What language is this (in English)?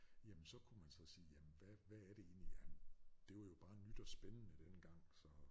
Danish